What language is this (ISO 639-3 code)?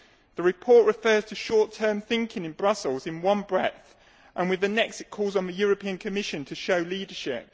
eng